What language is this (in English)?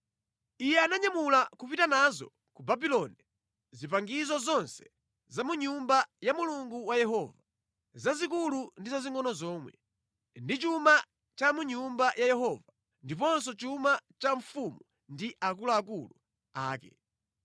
Nyanja